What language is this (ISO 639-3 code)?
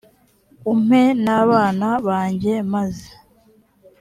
kin